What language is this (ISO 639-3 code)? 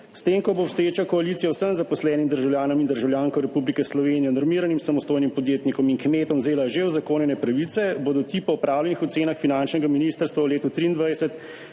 slv